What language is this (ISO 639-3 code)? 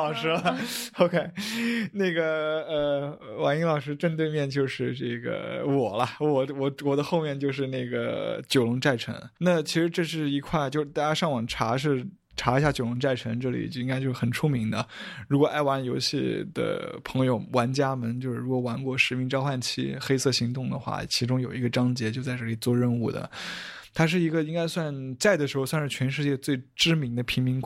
zho